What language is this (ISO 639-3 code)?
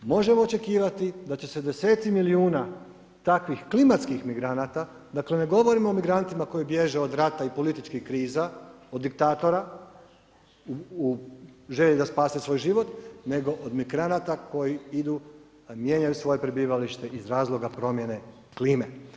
hrv